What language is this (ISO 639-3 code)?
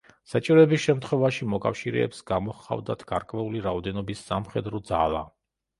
kat